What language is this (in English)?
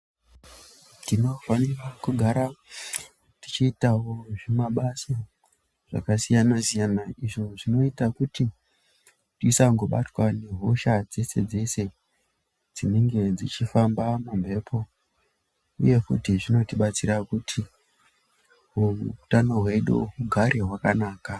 Ndau